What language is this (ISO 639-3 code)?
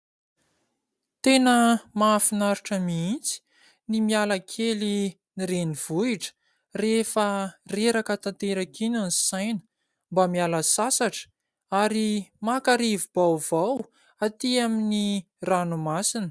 mlg